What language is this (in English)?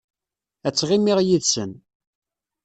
Kabyle